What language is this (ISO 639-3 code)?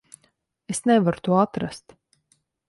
lav